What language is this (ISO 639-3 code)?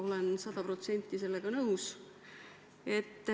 est